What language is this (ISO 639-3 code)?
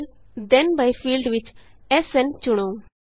pan